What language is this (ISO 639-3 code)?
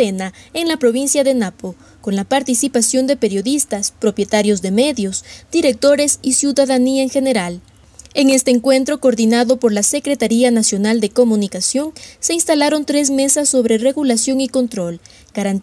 spa